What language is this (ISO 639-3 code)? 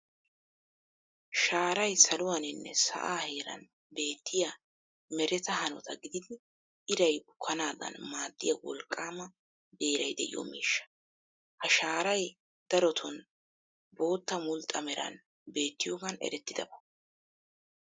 wal